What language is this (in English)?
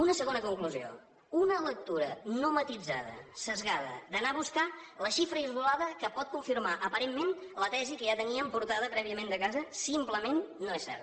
Catalan